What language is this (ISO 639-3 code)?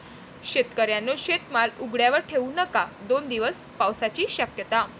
mar